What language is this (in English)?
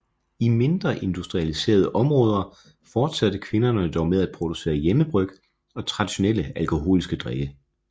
Danish